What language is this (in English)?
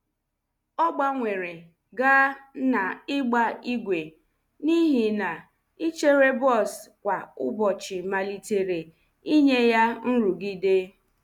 Igbo